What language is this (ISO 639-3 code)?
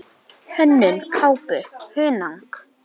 isl